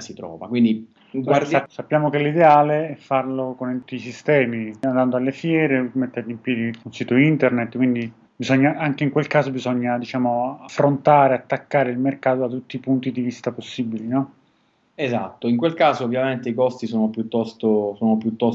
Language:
Italian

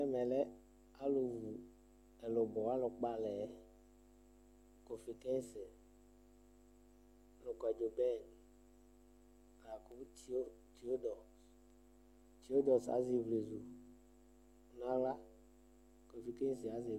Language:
Ikposo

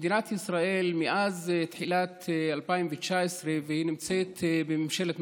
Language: Hebrew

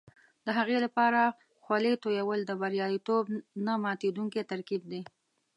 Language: Pashto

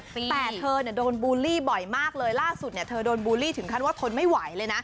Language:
Thai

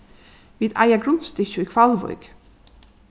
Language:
Faroese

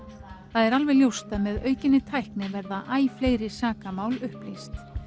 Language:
Icelandic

